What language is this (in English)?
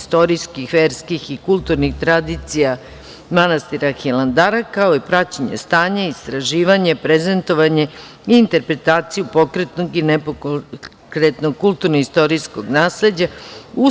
Serbian